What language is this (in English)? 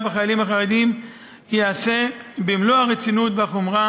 Hebrew